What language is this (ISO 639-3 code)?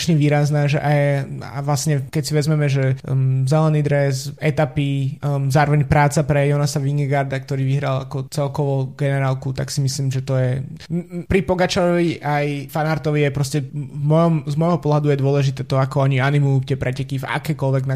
slk